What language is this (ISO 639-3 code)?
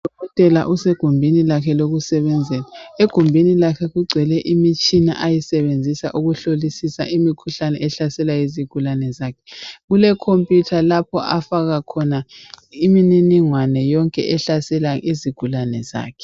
nde